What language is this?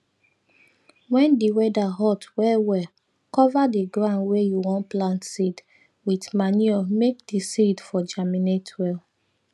Nigerian Pidgin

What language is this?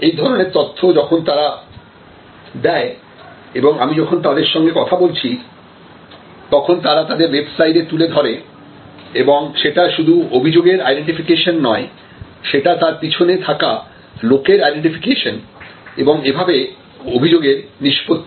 Bangla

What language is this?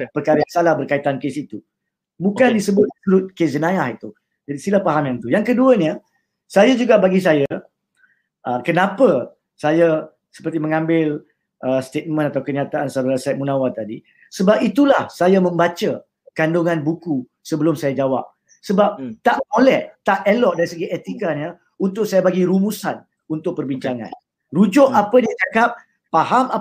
Malay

